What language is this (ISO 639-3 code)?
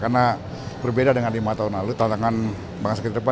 ind